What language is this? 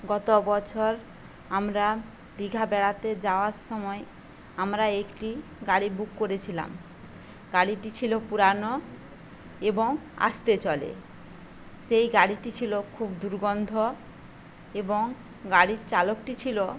Bangla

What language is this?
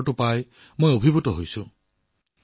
Assamese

